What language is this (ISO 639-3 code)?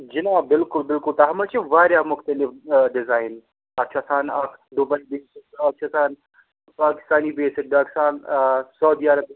kas